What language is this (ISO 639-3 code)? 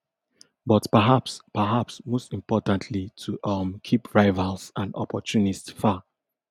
pcm